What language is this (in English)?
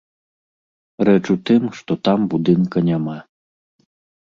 Belarusian